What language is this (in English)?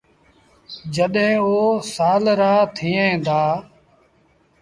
Sindhi Bhil